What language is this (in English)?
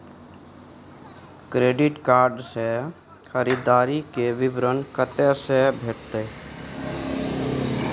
Maithili